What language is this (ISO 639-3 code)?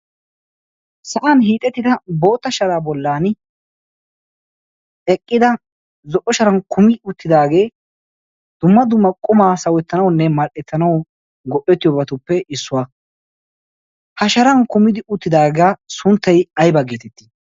wal